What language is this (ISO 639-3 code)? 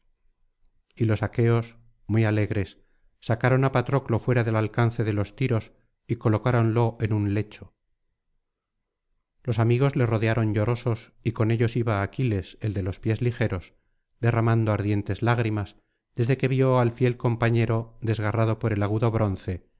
spa